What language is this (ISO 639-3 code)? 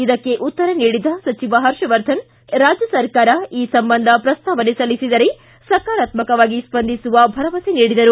kan